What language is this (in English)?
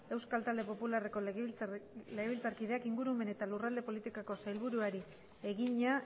Basque